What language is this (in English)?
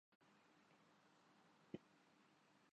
Urdu